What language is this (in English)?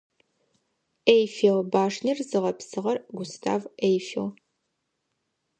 Adyghe